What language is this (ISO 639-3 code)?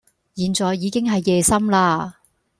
yue